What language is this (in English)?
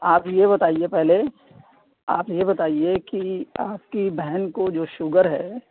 Urdu